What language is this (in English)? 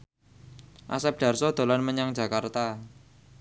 Javanese